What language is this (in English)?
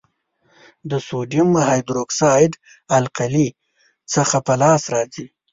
Pashto